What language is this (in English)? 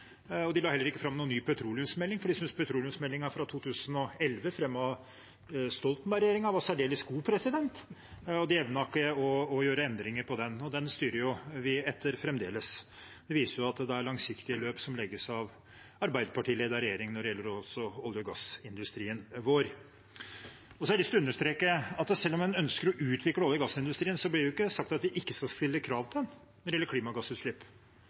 Norwegian Bokmål